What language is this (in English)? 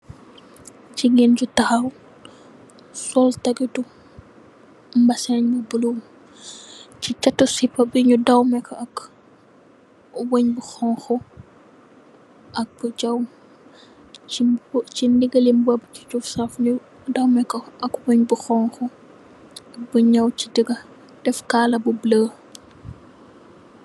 Wolof